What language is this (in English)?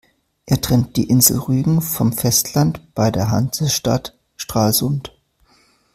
German